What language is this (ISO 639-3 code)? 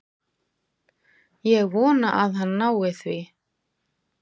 isl